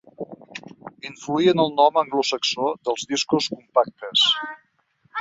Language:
Catalan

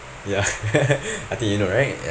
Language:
English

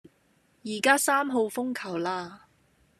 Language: Cantonese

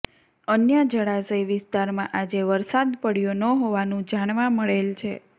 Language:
Gujarati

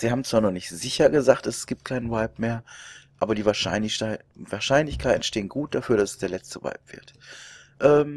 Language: German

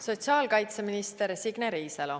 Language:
Estonian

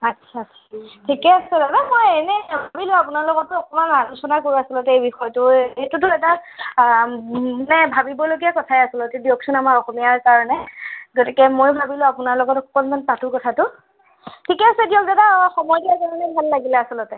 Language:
Assamese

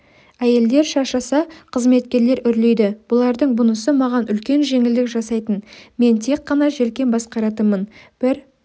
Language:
Kazakh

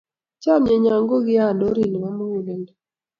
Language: Kalenjin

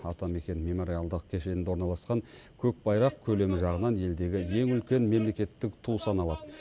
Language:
Kazakh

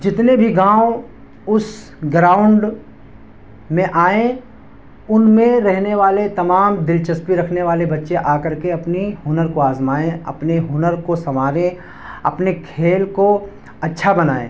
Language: Urdu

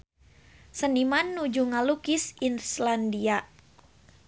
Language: Sundanese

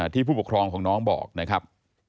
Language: Thai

